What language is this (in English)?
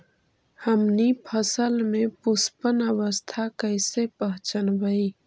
Magahi